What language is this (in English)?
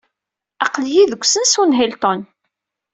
Kabyle